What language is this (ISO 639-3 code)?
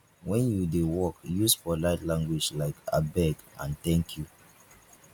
pcm